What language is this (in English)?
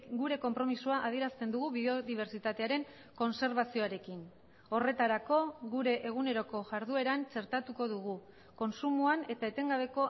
Basque